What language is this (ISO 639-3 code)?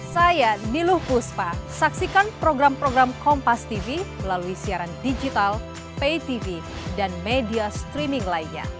ind